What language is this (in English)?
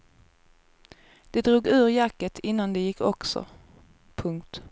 Swedish